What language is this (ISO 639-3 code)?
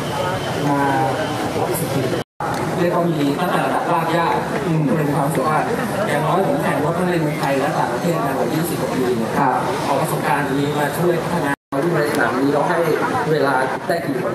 tha